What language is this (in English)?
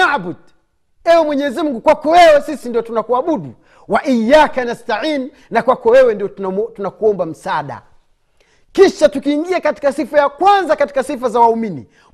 Swahili